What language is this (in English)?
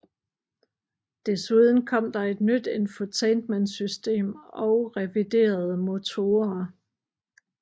Danish